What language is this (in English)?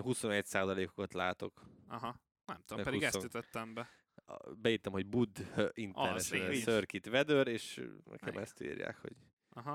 Hungarian